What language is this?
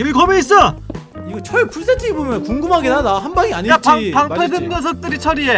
Korean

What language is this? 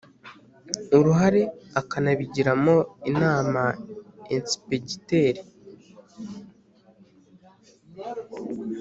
Kinyarwanda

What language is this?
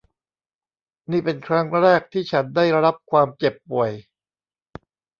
Thai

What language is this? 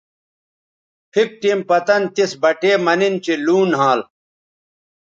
Bateri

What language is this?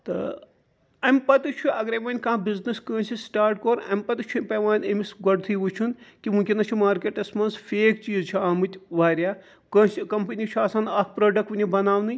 Kashmiri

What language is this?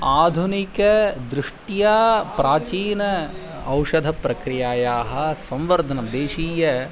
Sanskrit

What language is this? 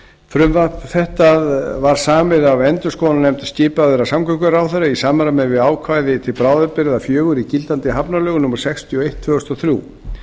Icelandic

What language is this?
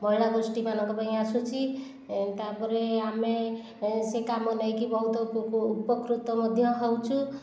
Odia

